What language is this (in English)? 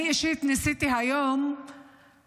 Hebrew